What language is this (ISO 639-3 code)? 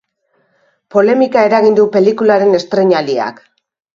eus